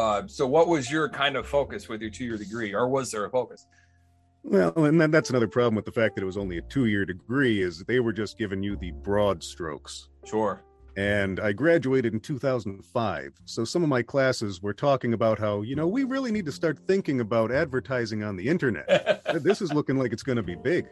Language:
English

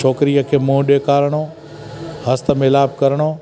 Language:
Sindhi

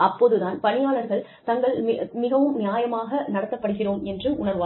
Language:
Tamil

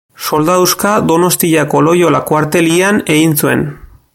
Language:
Basque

